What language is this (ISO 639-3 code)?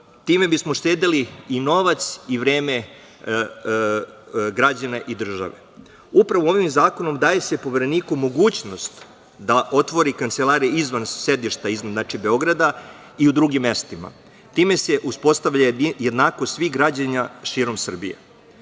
srp